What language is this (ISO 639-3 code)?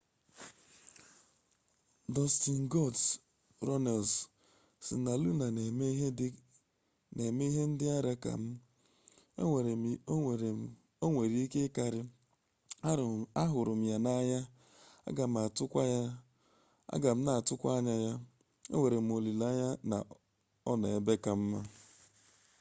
ibo